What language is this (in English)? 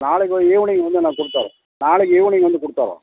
Tamil